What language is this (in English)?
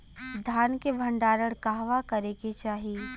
Bhojpuri